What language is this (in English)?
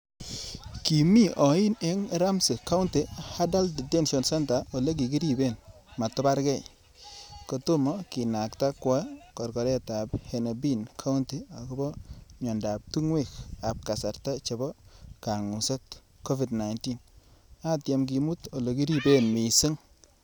Kalenjin